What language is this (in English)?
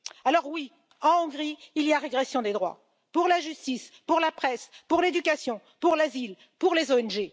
French